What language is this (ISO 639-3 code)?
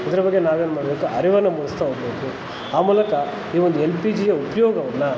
kan